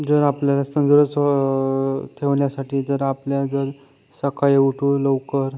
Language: Marathi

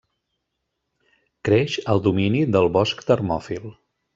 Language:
Catalan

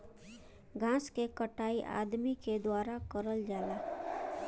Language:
Bhojpuri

